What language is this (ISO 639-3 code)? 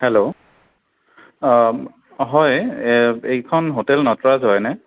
asm